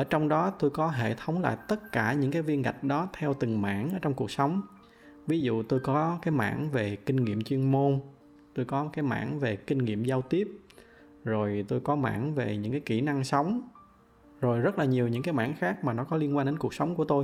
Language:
Vietnamese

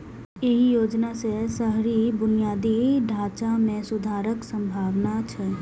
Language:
Maithili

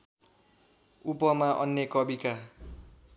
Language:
Nepali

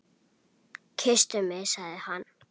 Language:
Icelandic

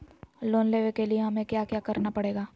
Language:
Magahi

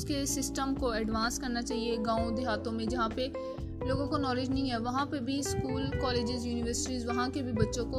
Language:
Urdu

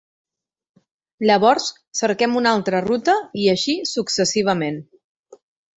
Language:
Catalan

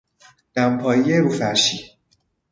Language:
Persian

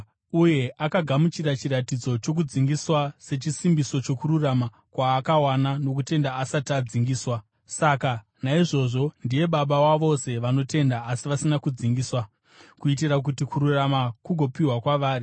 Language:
Shona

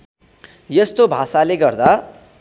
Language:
Nepali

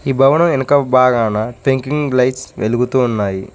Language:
Telugu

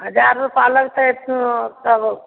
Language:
Maithili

